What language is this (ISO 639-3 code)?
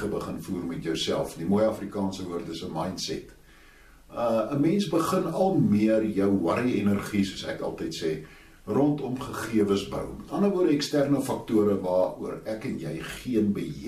nld